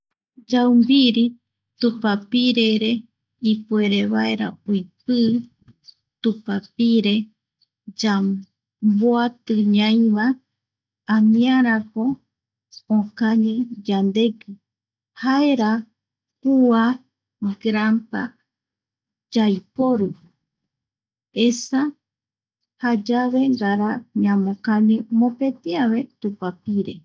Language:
Eastern Bolivian Guaraní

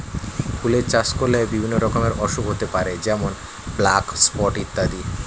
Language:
Bangla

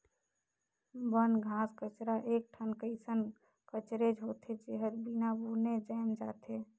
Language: Chhattisgarhi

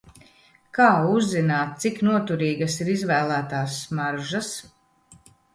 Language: Latvian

